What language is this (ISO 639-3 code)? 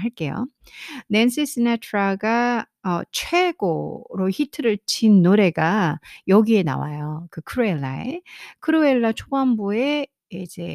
kor